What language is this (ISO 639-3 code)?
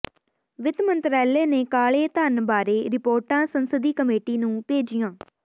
pan